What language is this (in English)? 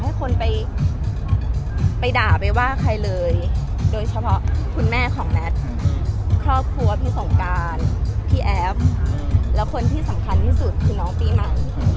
Thai